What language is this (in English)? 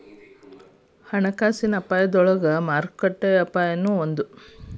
Kannada